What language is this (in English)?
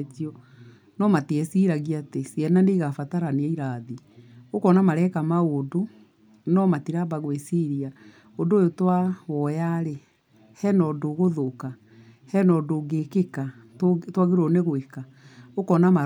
Kikuyu